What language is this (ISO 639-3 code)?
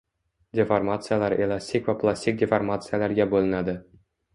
uzb